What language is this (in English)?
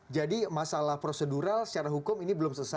Indonesian